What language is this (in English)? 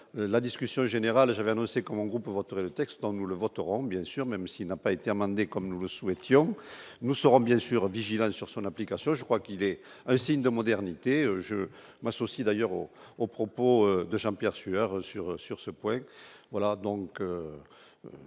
French